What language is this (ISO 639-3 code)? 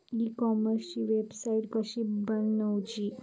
mar